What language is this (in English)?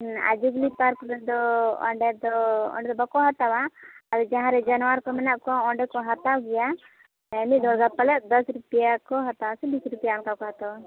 Santali